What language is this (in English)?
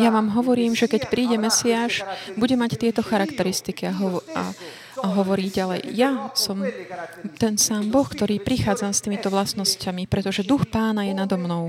Slovak